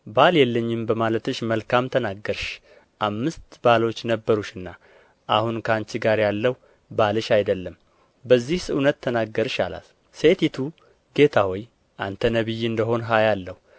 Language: Amharic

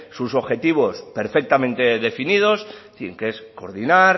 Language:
Spanish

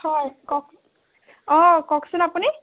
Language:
Assamese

